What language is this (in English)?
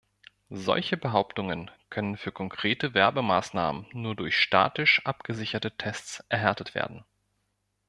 German